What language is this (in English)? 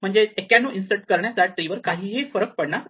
Marathi